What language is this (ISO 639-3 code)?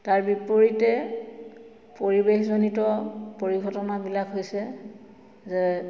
asm